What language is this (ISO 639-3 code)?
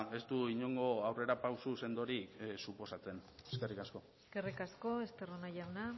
eus